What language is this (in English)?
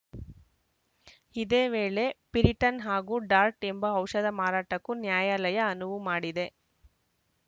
Kannada